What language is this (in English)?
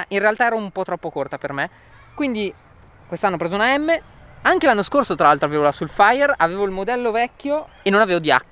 Italian